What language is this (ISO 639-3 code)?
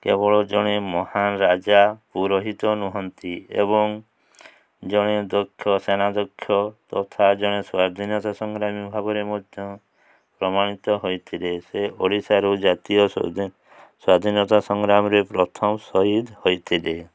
ori